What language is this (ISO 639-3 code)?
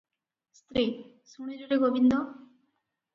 ori